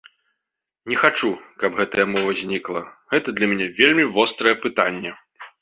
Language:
Belarusian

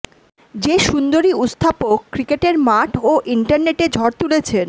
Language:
Bangla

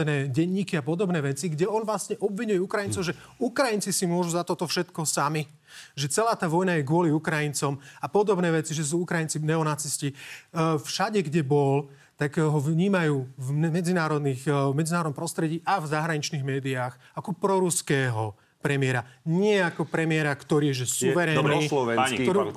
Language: Slovak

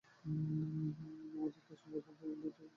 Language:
Bangla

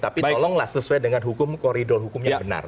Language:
Indonesian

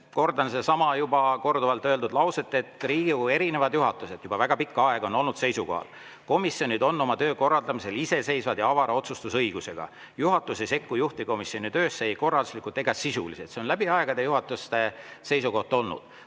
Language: Estonian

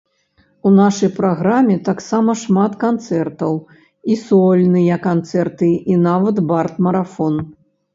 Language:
Belarusian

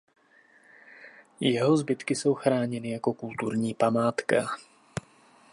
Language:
Czech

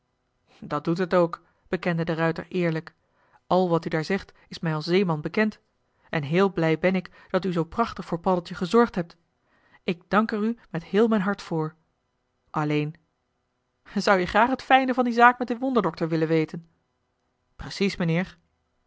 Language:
Dutch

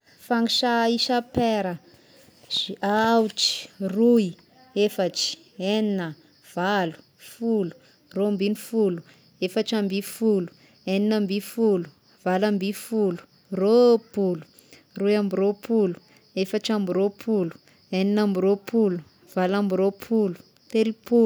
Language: Tesaka Malagasy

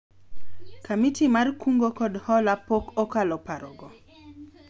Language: Luo (Kenya and Tanzania)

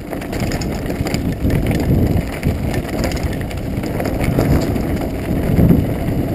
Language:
Turkish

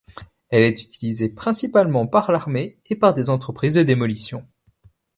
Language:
French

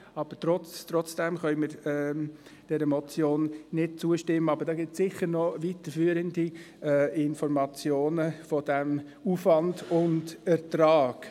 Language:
Swiss German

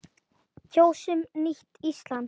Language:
Icelandic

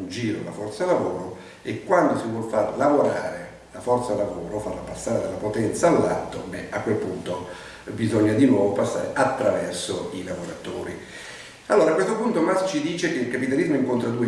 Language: Italian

